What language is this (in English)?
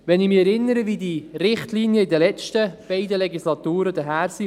Swiss German